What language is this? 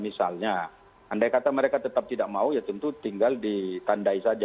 Indonesian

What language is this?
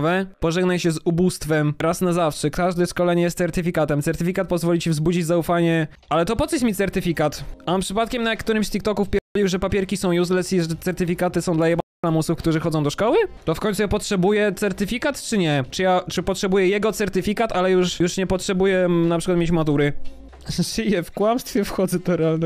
Polish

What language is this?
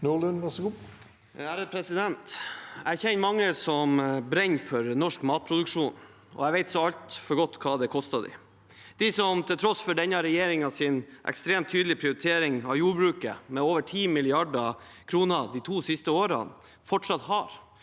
Norwegian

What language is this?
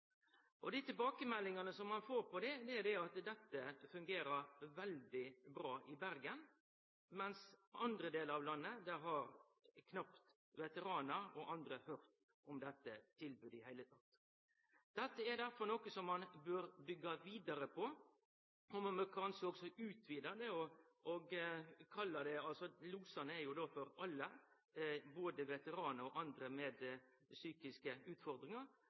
Norwegian Nynorsk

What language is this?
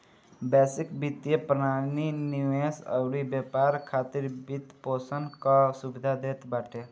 Bhojpuri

